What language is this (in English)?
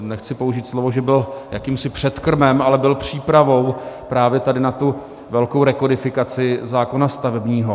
Czech